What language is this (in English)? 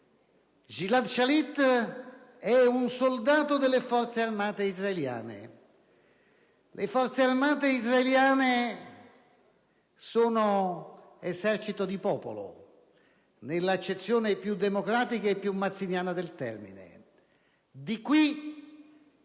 Italian